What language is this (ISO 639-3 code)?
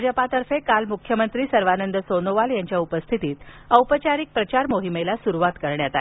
mar